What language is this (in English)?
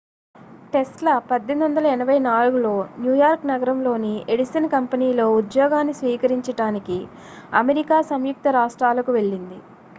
Telugu